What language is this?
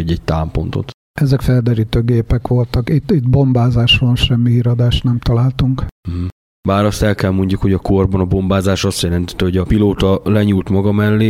Hungarian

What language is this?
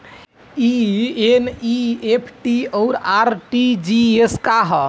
Bhojpuri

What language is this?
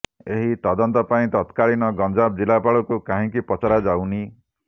Odia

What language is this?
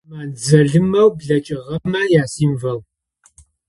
Adyghe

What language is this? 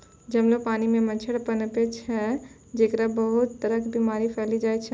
Maithili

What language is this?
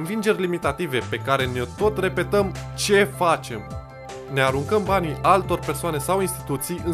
Romanian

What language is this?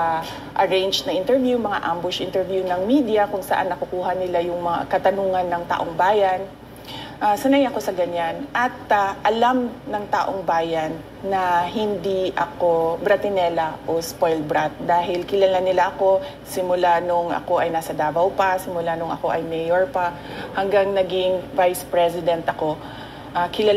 Filipino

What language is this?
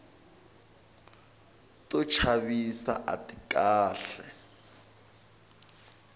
Tsonga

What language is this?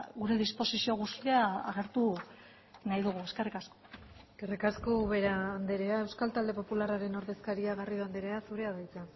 Basque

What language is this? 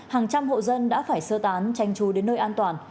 Vietnamese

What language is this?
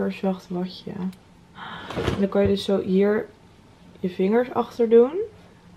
Dutch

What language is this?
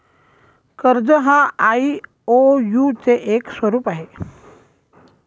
Marathi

